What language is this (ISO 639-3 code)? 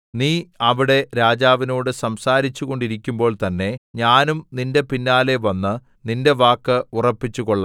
mal